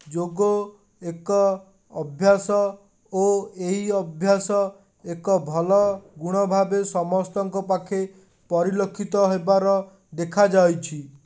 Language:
Odia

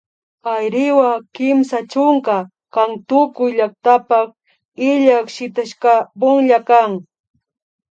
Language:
Imbabura Highland Quichua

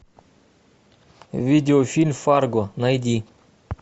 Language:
Russian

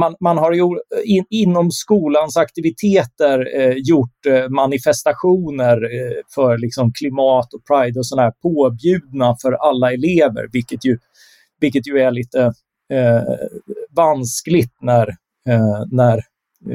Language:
Swedish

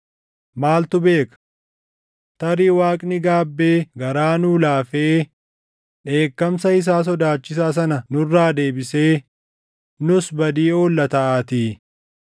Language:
Oromo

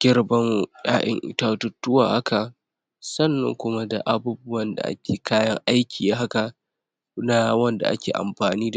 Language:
Hausa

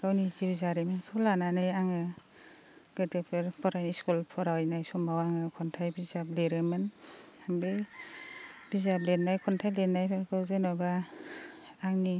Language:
Bodo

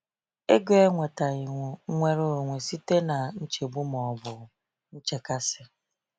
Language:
Igbo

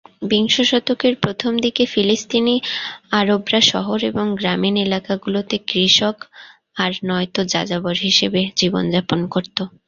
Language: Bangla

